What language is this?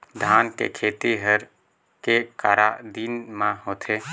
Chhattisgarhi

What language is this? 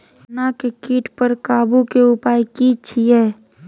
Maithili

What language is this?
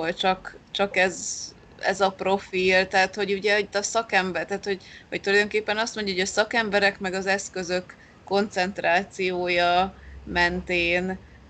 Hungarian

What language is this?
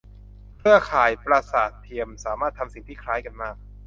Thai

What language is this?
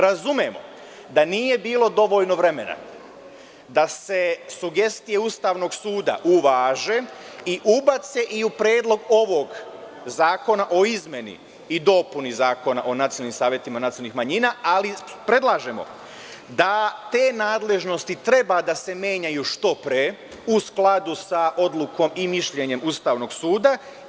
Serbian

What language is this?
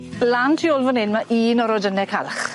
Welsh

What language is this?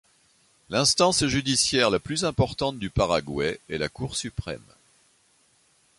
French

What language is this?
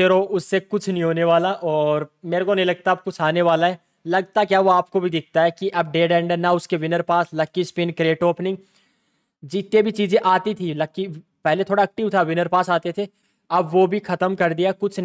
Hindi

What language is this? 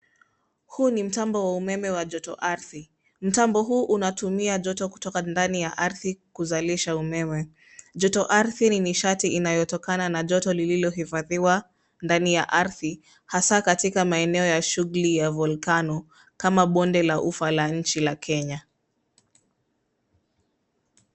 Swahili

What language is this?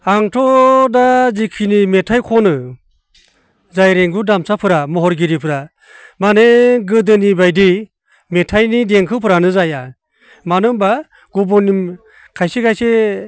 Bodo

